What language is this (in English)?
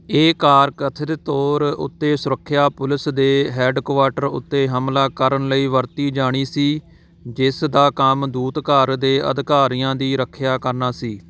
Punjabi